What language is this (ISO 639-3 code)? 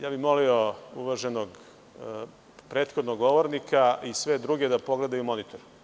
srp